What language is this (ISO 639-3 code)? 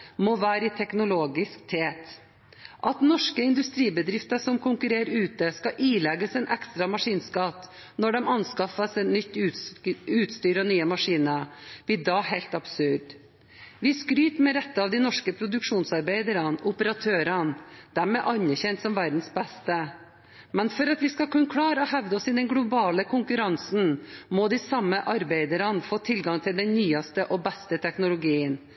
nob